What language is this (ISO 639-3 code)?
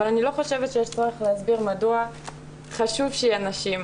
heb